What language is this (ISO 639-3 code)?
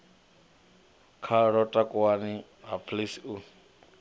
ven